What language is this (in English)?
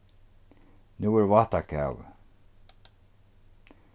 Faroese